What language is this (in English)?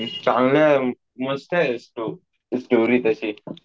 Marathi